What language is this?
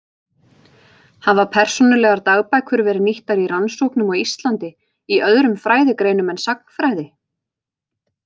Icelandic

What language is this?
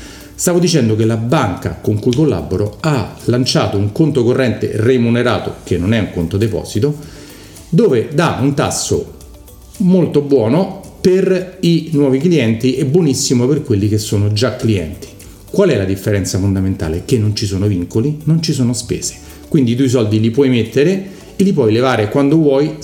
Italian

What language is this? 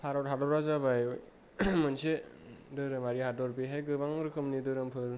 Bodo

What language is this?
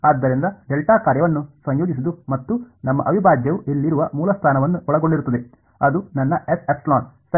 Kannada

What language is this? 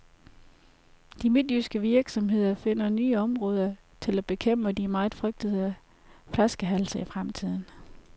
Danish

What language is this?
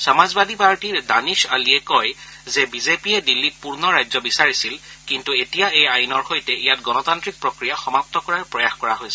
Assamese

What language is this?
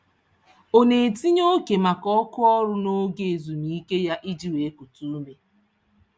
Igbo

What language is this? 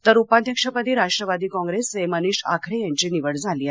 Marathi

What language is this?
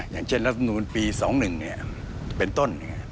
Thai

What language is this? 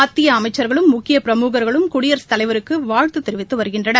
Tamil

